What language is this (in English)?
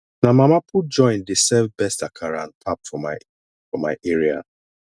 Nigerian Pidgin